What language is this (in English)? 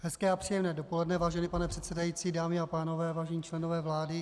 Czech